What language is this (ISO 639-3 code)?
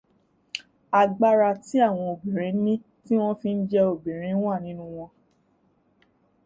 yor